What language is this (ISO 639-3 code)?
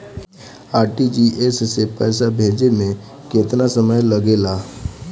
bho